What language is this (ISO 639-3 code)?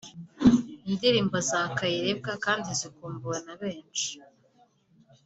kin